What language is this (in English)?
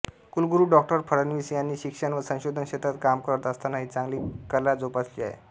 Marathi